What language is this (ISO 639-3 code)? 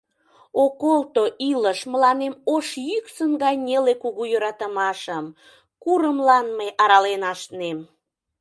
chm